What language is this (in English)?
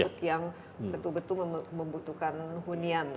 Indonesian